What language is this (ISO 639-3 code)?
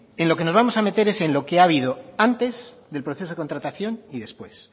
spa